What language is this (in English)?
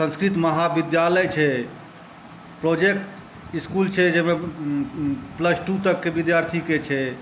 Maithili